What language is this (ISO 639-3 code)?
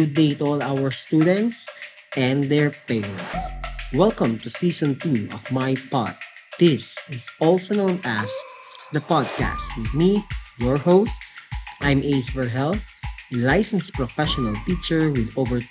fil